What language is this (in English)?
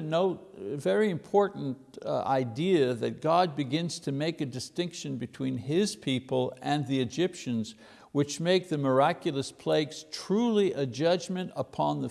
English